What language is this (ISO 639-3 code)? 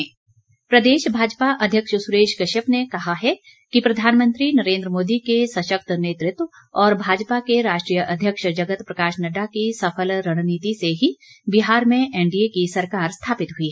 hin